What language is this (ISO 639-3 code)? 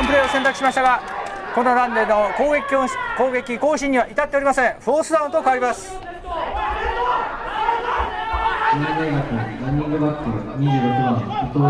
jpn